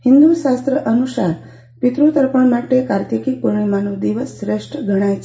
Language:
Gujarati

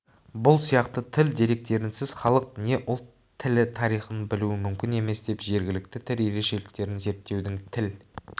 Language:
Kazakh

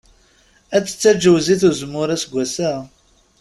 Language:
Kabyle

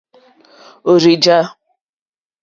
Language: Mokpwe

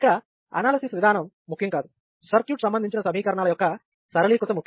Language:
Telugu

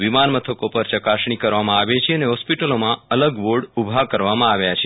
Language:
Gujarati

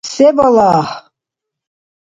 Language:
Dargwa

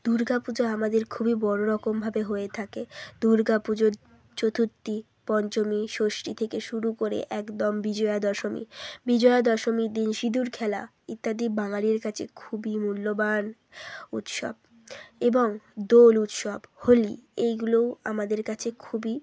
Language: Bangla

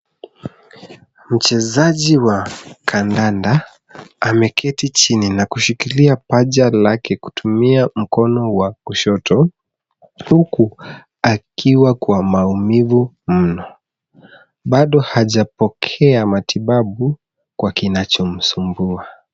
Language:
Swahili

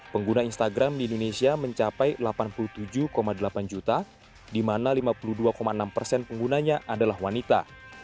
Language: Indonesian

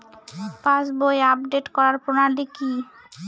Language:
Bangla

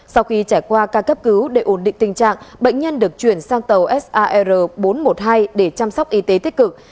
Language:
Vietnamese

